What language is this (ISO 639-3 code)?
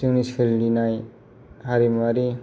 brx